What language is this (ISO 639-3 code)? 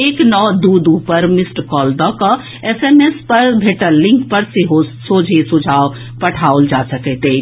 mai